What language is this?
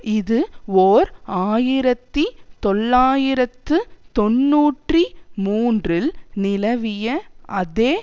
Tamil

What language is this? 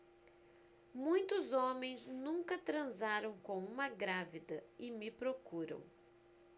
Portuguese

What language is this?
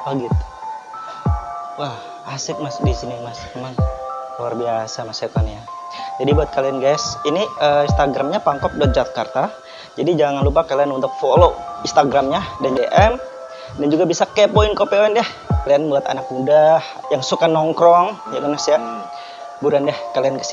Indonesian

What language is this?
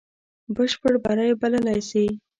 Pashto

